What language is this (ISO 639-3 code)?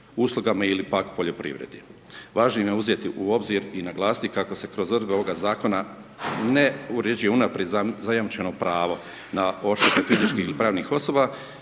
hrv